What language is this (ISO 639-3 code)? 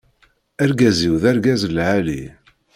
kab